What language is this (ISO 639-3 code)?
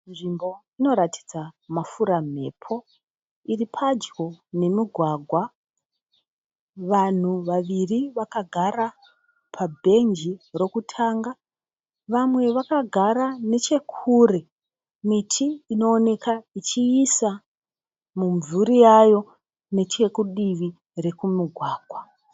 sna